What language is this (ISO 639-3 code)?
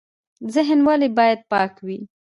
pus